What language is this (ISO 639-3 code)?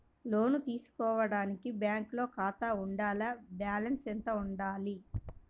tel